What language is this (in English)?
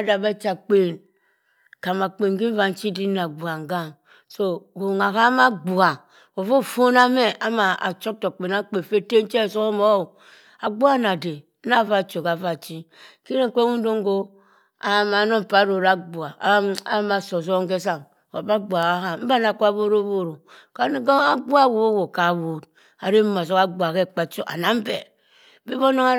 Cross River Mbembe